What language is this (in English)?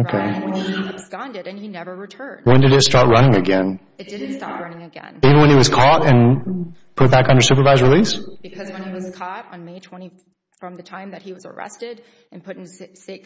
English